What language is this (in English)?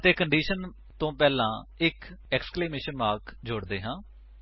Punjabi